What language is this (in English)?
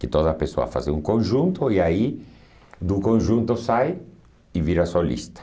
Portuguese